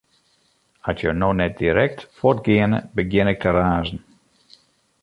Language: Western Frisian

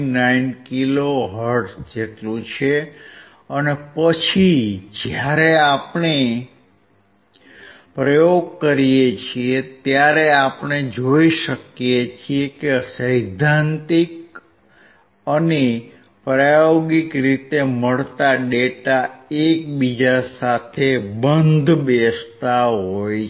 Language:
Gujarati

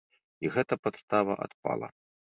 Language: Belarusian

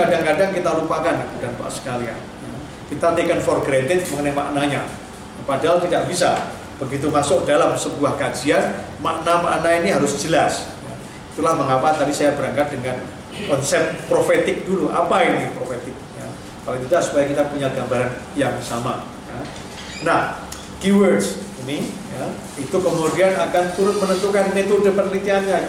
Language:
Indonesian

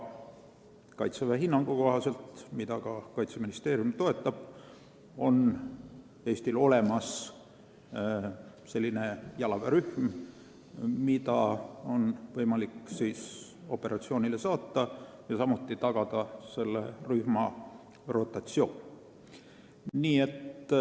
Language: Estonian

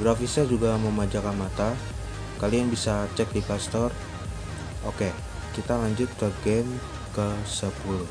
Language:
Indonesian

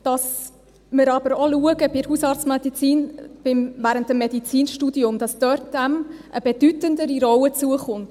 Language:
Swiss German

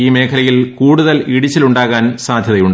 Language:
Malayalam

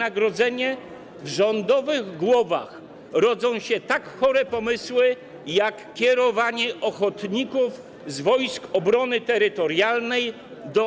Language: Polish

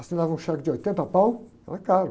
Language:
Portuguese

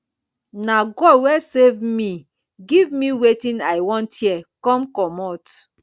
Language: Nigerian Pidgin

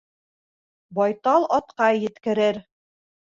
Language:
Bashkir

